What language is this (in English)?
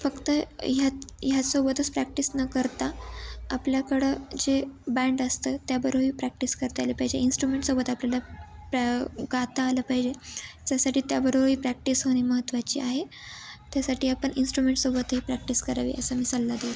Marathi